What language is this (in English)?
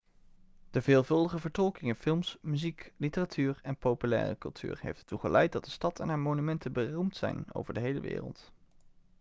Dutch